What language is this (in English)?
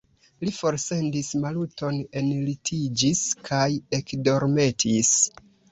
Esperanto